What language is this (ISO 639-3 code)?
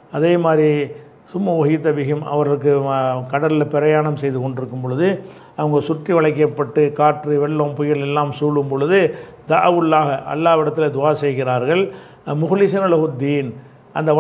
tam